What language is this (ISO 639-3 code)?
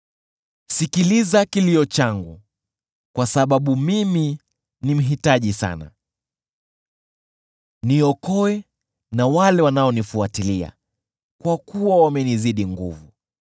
swa